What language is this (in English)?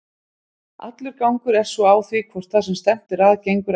Icelandic